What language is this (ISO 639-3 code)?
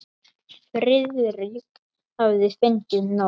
isl